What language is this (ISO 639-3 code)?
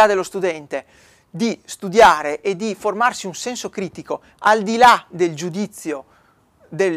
ita